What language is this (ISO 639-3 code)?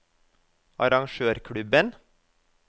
nor